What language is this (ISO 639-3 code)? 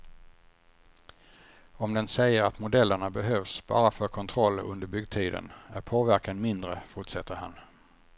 swe